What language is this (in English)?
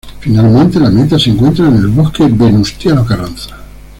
Spanish